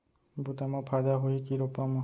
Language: Chhattisgarhi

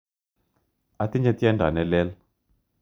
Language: Kalenjin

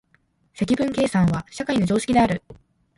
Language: Japanese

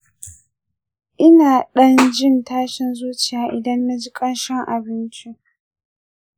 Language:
Hausa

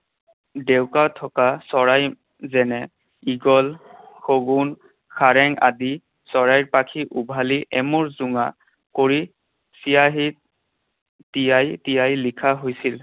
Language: Assamese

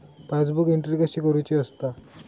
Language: Marathi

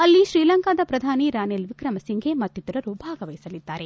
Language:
Kannada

